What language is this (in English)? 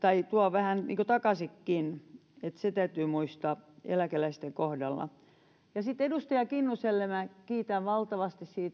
Finnish